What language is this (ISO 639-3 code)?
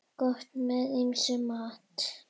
isl